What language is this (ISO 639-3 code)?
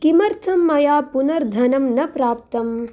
san